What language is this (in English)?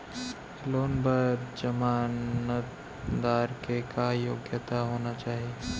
Chhattisgarhi